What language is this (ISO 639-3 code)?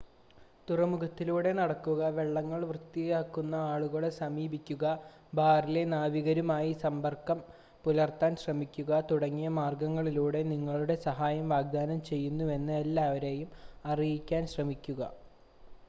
mal